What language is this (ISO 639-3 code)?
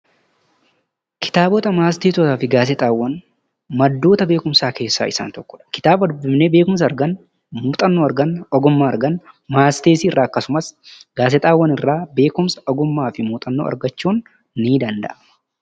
orm